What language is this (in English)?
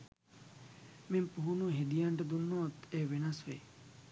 Sinhala